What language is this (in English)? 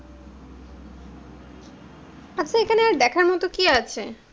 Bangla